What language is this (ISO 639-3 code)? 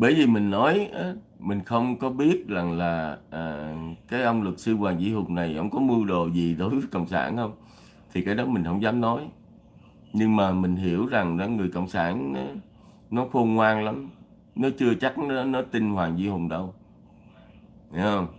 vie